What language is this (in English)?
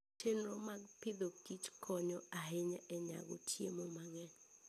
Luo (Kenya and Tanzania)